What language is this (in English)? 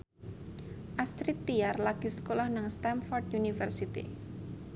Javanese